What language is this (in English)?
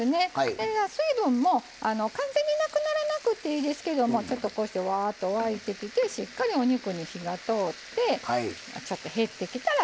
Japanese